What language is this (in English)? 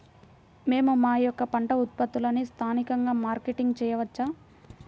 Telugu